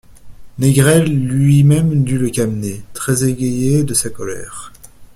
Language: French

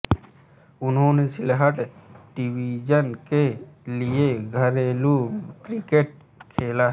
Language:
Hindi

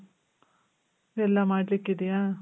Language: Kannada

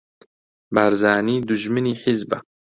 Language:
Central Kurdish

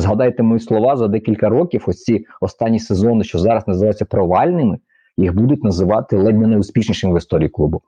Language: Ukrainian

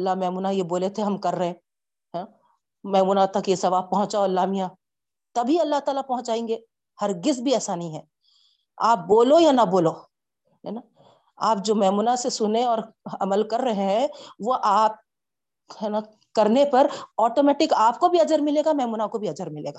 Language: Urdu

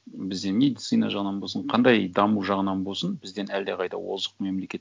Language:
Kazakh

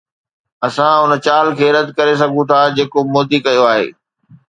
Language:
Sindhi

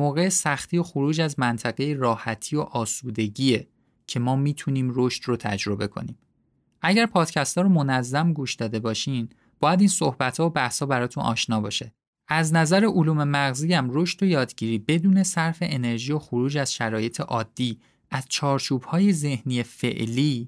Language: Persian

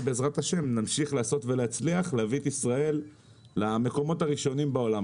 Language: Hebrew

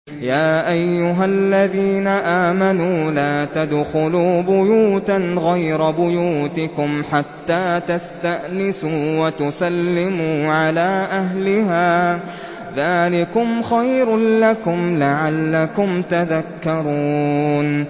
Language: Arabic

